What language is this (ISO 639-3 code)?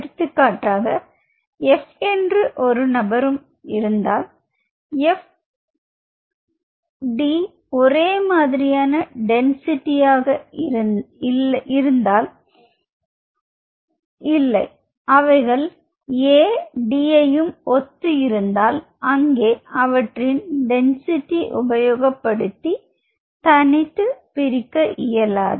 tam